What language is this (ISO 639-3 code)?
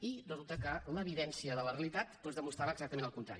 cat